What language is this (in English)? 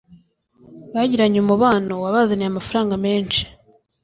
Kinyarwanda